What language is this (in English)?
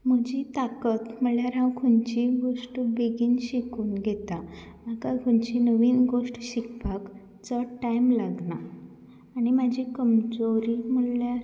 Konkani